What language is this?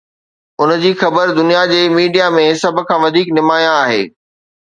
Sindhi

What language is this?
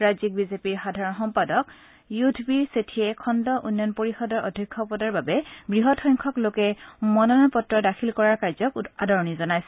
Assamese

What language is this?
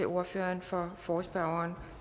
Danish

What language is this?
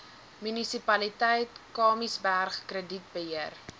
Afrikaans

